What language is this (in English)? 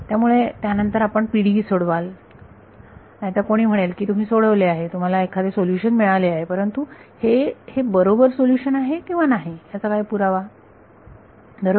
Marathi